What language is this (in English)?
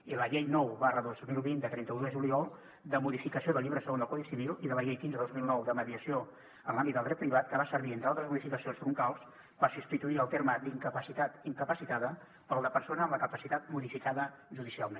Catalan